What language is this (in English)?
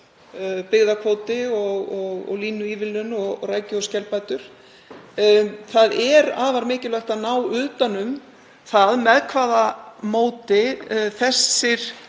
Icelandic